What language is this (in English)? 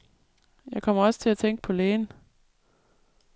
Danish